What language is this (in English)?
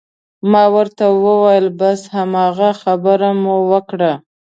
Pashto